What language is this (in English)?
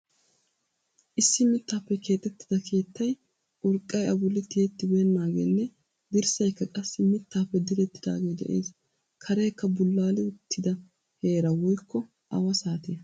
Wolaytta